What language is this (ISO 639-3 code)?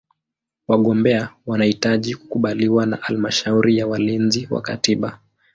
swa